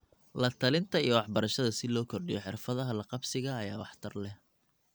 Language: Somali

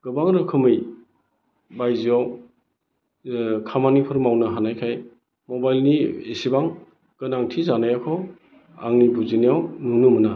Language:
Bodo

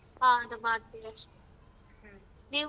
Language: Kannada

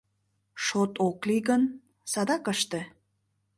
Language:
Mari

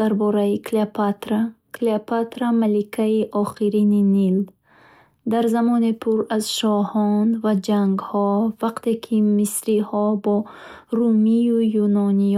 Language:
Bukharic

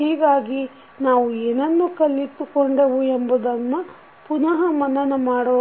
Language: Kannada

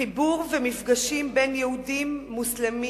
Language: Hebrew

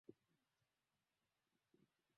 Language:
Swahili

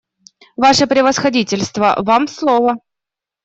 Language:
Russian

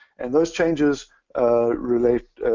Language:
English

